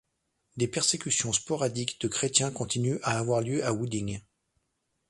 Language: French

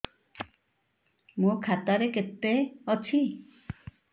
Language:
Odia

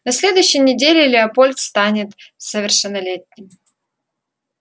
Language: Russian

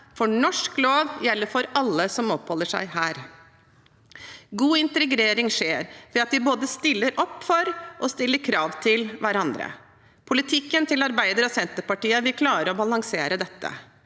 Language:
Norwegian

